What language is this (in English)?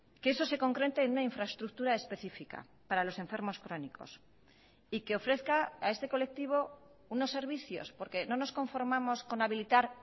Spanish